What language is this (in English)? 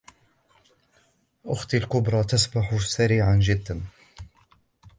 Arabic